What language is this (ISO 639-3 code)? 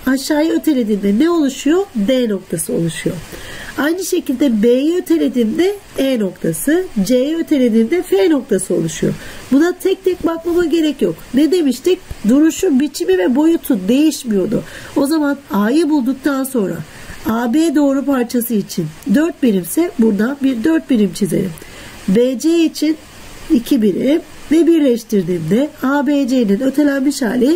tur